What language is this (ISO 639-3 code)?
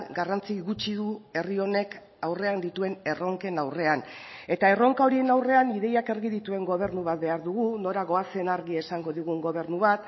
eus